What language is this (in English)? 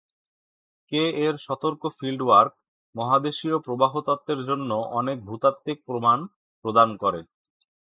Bangla